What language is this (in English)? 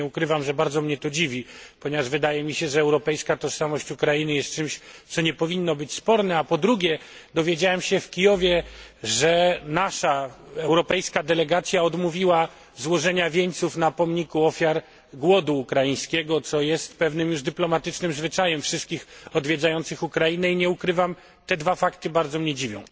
Polish